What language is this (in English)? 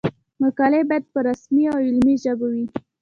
Pashto